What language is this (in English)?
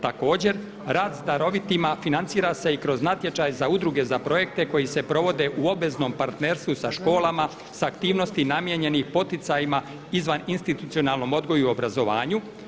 Croatian